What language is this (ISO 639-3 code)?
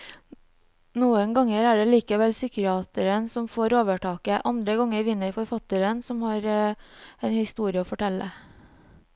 nor